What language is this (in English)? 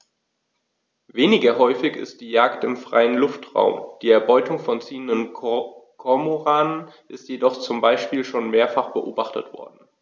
German